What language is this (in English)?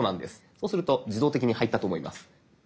Japanese